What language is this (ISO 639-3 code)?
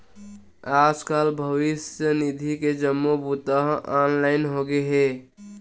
hne